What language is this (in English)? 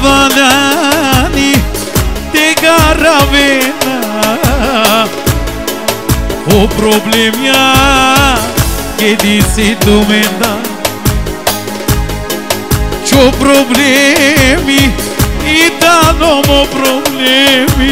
Arabic